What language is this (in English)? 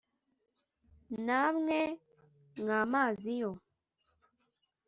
Kinyarwanda